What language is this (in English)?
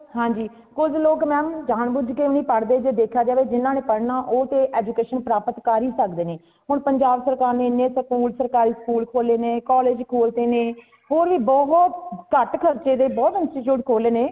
Punjabi